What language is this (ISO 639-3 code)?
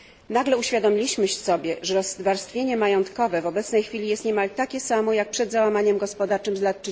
pol